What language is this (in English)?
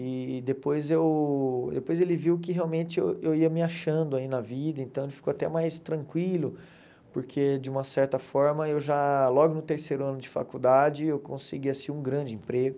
Portuguese